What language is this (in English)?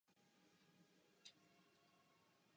Czech